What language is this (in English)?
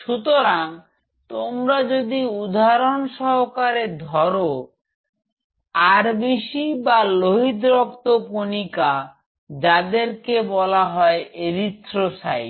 Bangla